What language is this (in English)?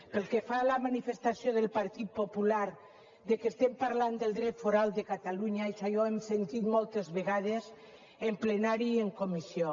Catalan